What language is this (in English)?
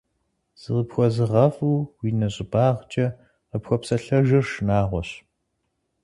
Kabardian